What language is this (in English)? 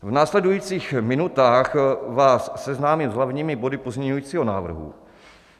Czech